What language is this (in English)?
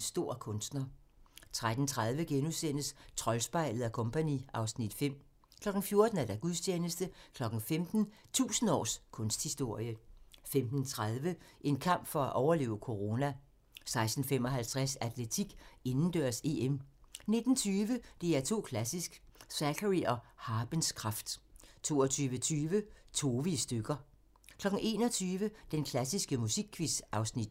Danish